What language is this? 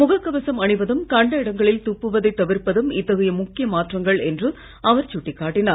Tamil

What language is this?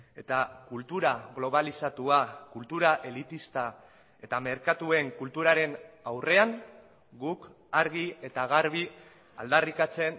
Basque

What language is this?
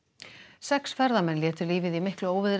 Icelandic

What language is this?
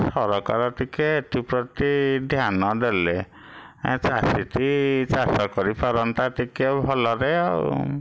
Odia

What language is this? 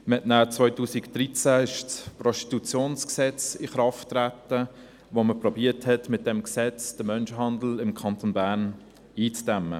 Swiss German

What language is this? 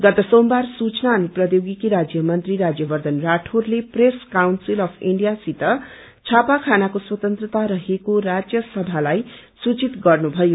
Nepali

